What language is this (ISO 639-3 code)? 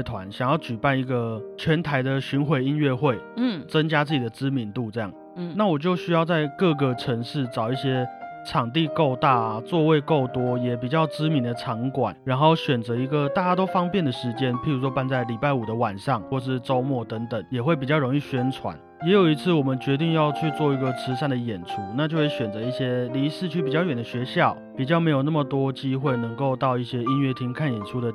zho